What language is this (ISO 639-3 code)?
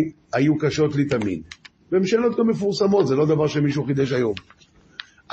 heb